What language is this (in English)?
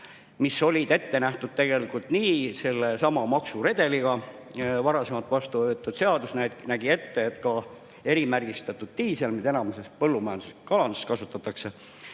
Estonian